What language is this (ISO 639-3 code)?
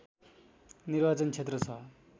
nep